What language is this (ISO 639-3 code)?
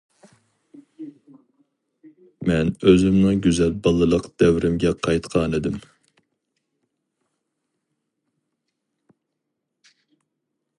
uig